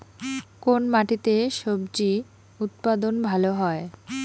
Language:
Bangla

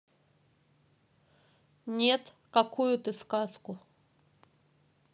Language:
Russian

